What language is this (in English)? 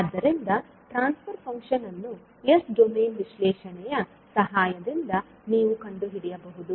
Kannada